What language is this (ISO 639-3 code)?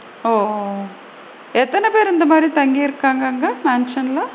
tam